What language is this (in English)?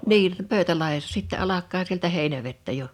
Finnish